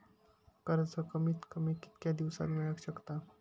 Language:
Marathi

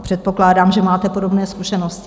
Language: Czech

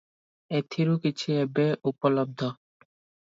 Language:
Odia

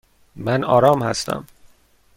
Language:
Persian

